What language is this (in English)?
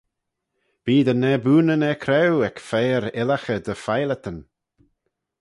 Manx